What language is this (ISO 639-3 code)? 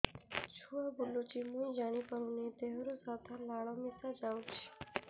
ori